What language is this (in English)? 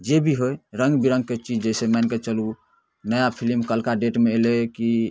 Maithili